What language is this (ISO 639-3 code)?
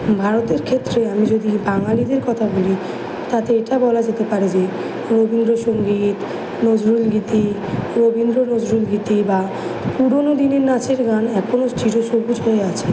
ben